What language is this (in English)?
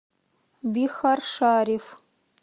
Russian